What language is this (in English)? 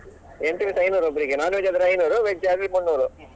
Kannada